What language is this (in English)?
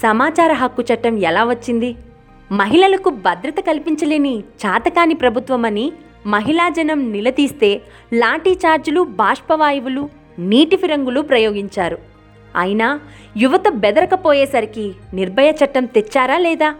Telugu